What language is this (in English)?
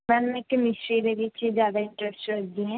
Punjabi